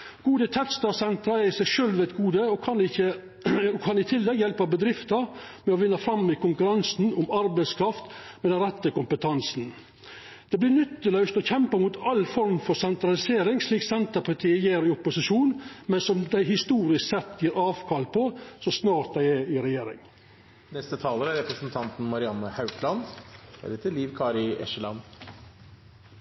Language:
Norwegian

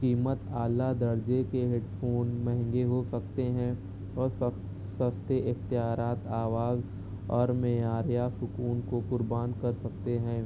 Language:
Urdu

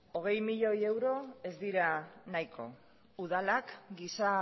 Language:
Basque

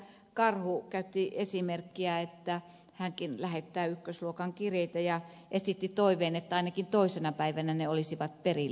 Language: Finnish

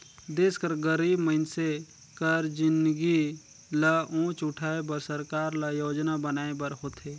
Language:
Chhattisgarhi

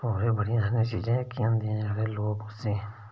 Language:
Dogri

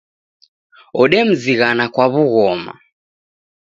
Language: Taita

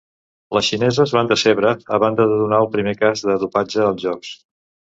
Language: Catalan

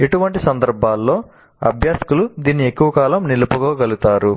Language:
Telugu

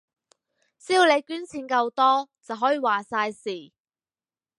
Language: Cantonese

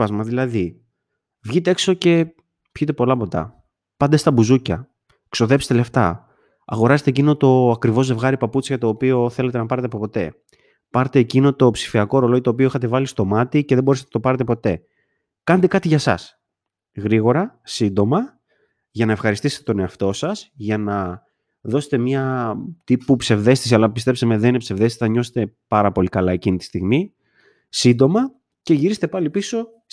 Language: Greek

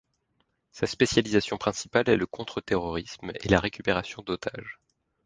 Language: French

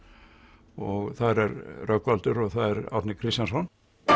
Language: Icelandic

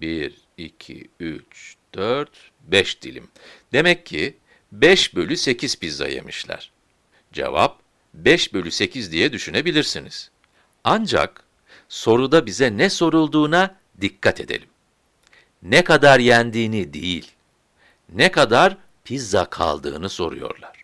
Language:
Turkish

